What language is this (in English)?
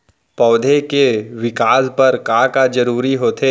Chhattisgarhi